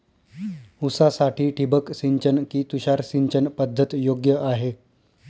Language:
Marathi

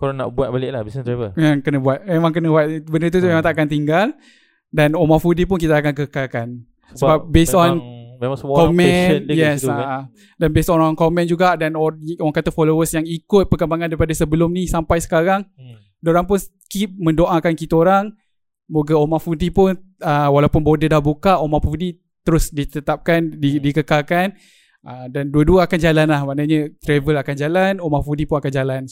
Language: Malay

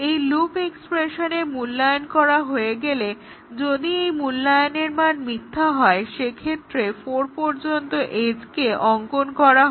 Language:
Bangla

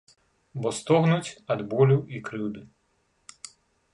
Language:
Belarusian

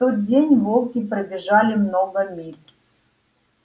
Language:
Russian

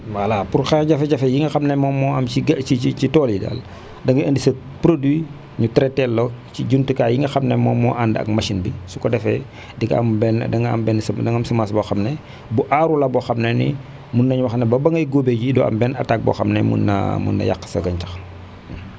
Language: Wolof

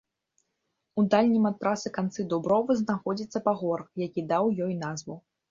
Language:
Belarusian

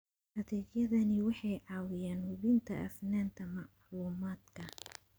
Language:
Somali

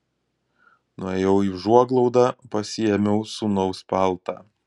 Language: Lithuanian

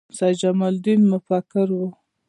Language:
Pashto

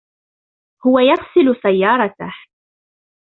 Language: Arabic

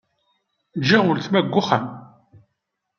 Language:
Kabyle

